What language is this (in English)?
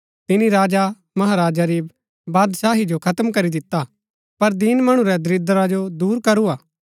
Gaddi